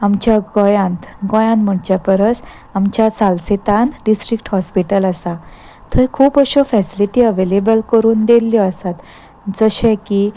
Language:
Konkani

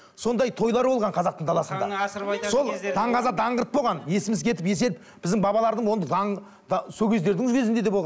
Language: Kazakh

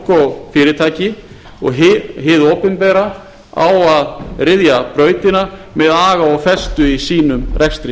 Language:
Icelandic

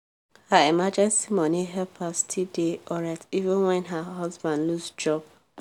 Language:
Nigerian Pidgin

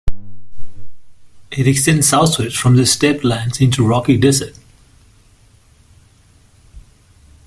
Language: English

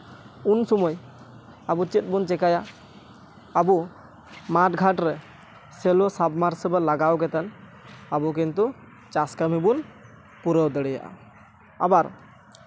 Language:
Santali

